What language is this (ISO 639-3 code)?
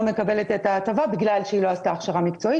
heb